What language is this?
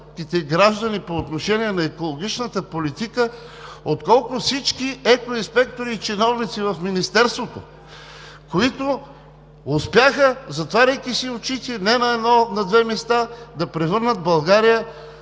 Bulgarian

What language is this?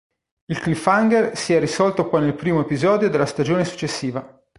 Italian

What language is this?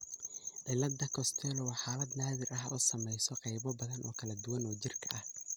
Somali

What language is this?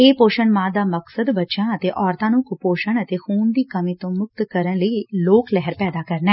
Punjabi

